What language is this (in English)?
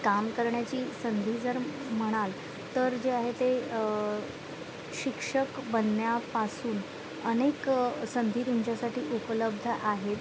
Marathi